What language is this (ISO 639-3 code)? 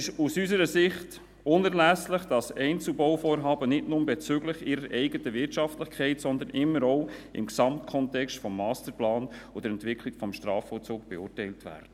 gsw